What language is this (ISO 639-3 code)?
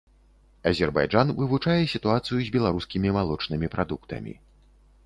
bel